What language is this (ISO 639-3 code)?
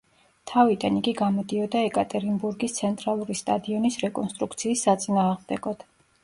kat